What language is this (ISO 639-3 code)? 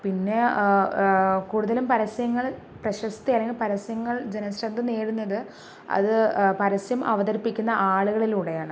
mal